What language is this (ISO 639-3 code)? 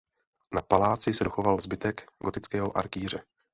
ces